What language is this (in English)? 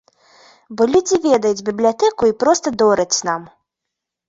Belarusian